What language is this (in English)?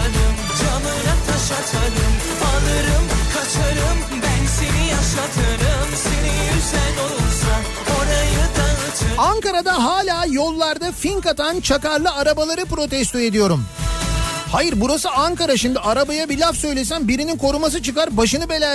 Turkish